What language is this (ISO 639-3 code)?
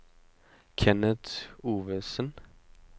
nor